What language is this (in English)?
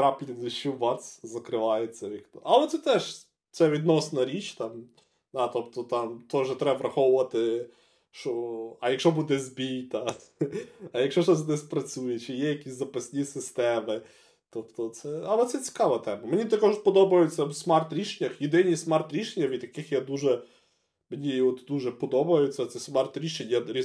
Ukrainian